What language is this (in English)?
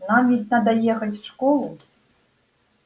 Russian